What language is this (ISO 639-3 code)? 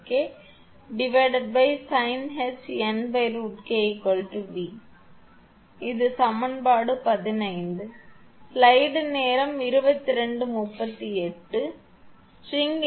tam